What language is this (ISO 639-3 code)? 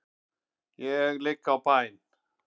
isl